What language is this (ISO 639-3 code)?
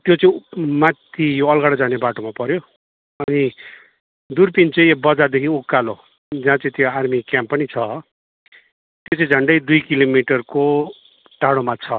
nep